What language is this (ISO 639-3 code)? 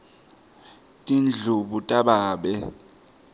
ssw